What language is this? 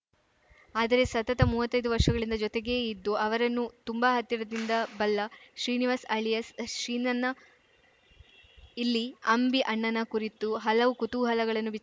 Kannada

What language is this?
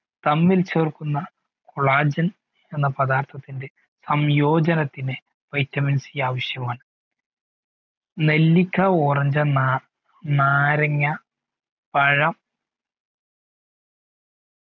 Malayalam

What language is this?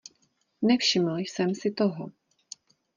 Czech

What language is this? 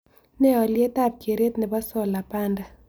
Kalenjin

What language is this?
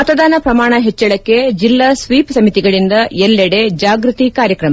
Kannada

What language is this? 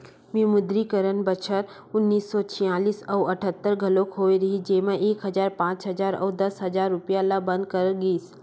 Chhattisgarhi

